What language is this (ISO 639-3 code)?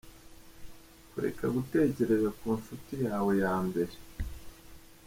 kin